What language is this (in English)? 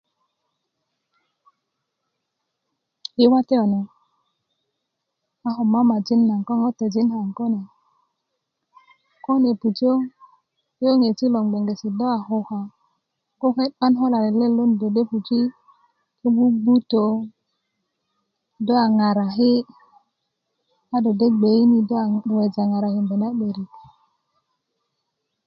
Kuku